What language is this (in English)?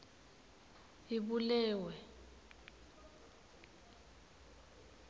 Swati